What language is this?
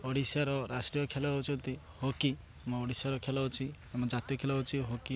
Odia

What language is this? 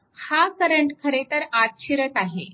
Marathi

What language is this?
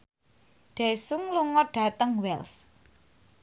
Javanese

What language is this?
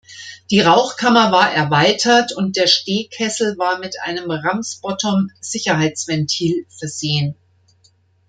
German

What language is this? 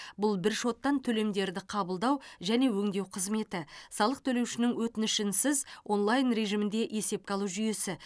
Kazakh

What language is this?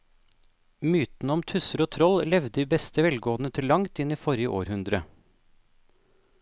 Norwegian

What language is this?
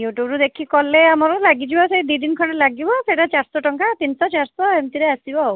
Odia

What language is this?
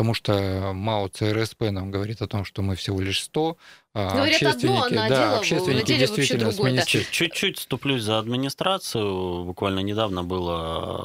Russian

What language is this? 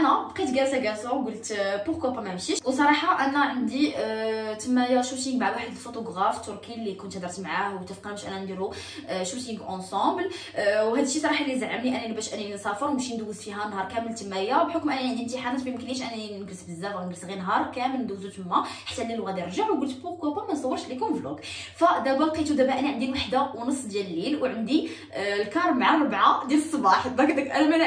Arabic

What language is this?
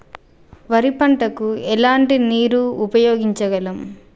Telugu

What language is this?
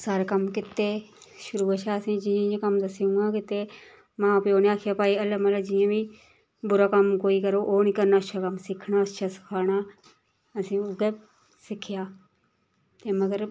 Dogri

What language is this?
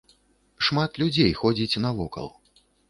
Belarusian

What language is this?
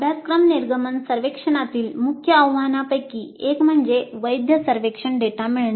Marathi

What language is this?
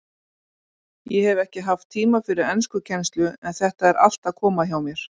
Icelandic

